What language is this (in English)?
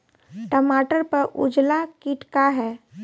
Bhojpuri